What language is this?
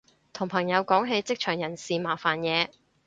Cantonese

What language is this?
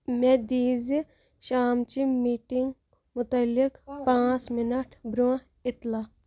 Kashmiri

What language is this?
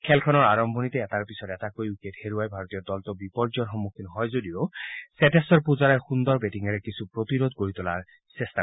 Assamese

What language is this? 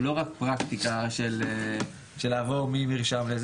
Hebrew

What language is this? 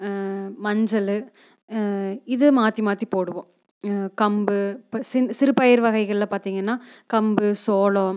Tamil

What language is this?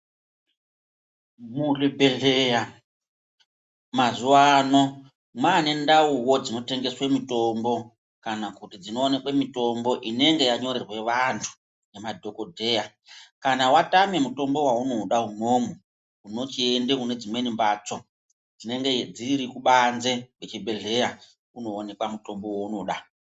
Ndau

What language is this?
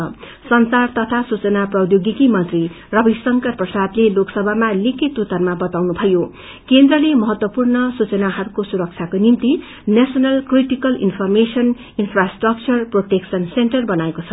Nepali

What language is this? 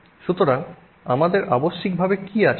Bangla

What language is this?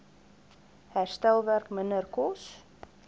Afrikaans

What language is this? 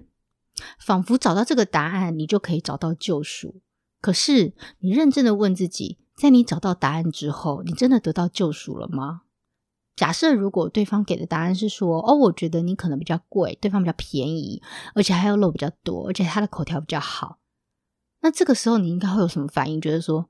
Chinese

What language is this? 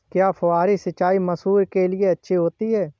Hindi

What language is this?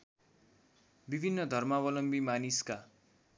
Nepali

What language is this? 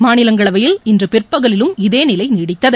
Tamil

